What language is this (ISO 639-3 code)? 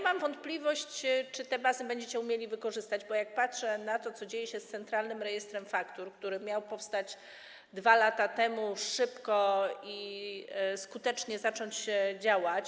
pol